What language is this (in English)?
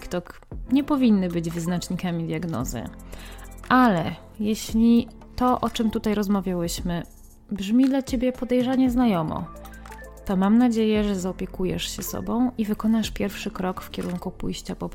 Polish